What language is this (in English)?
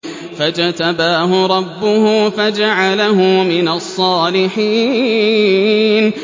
Arabic